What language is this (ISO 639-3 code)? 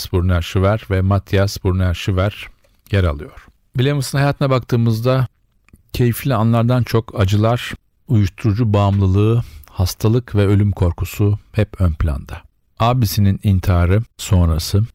tur